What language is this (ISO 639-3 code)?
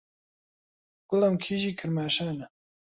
ckb